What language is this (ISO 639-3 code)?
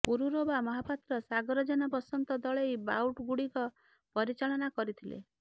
ori